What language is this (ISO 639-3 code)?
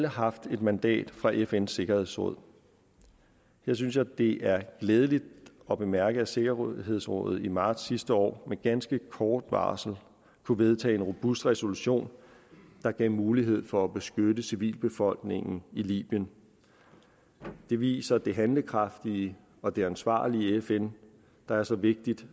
dan